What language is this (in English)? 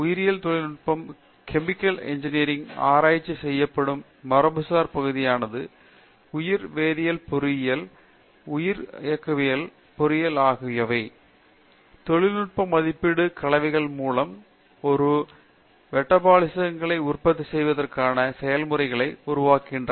Tamil